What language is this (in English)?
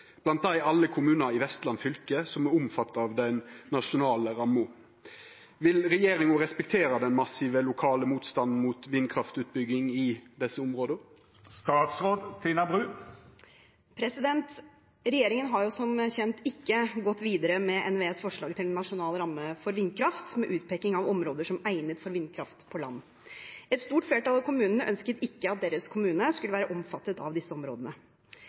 Norwegian